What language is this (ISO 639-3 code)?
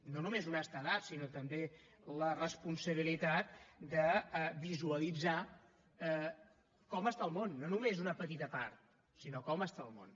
cat